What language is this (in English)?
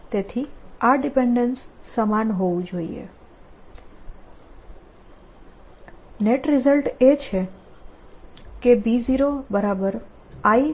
Gujarati